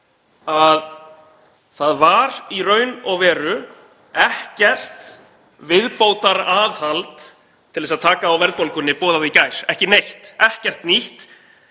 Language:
Icelandic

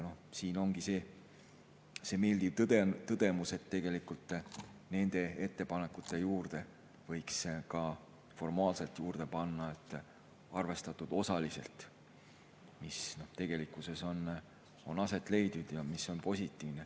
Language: Estonian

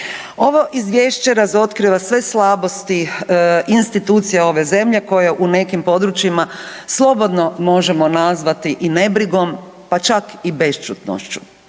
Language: Croatian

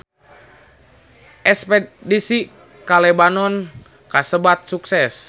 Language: Sundanese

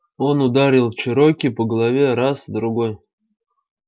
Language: Russian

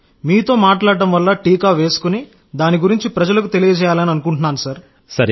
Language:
Telugu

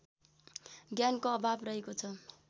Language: Nepali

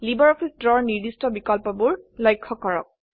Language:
Assamese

